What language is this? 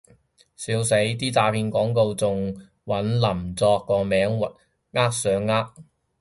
Cantonese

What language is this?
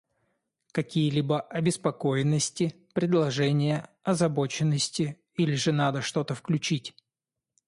Russian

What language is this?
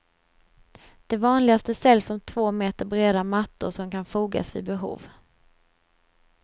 Swedish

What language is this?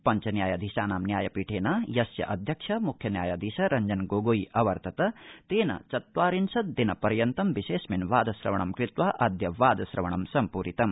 Sanskrit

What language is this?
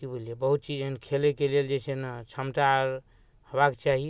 Maithili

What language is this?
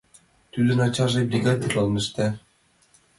Mari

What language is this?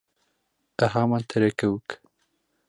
Bashkir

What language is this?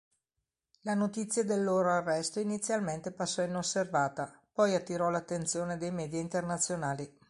Italian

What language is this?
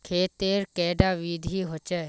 Magahi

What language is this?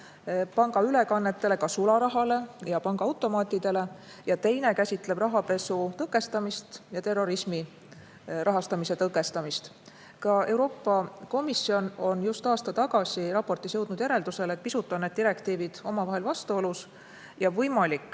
Estonian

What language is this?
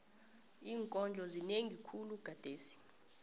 South Ndebele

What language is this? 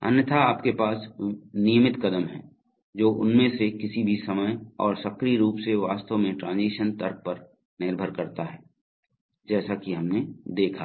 Hindi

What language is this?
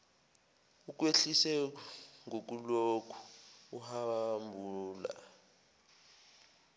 Zulu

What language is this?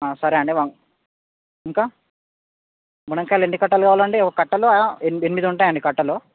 Telugu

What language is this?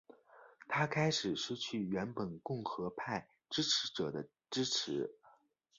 Chinese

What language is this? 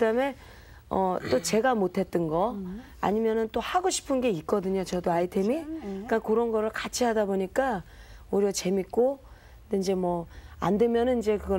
Korean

